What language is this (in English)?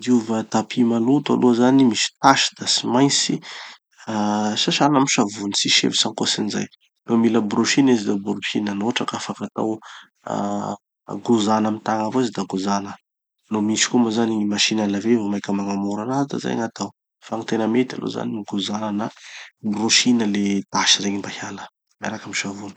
Tanosy Malagasy